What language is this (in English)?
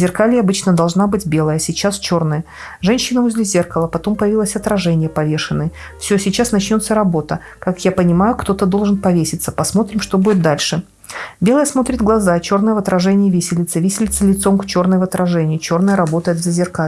Russian